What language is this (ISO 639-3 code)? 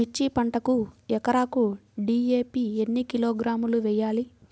tel